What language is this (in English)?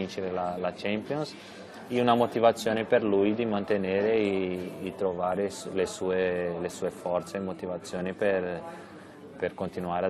Italian